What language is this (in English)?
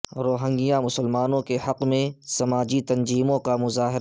Urdu